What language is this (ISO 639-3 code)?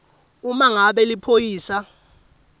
ssw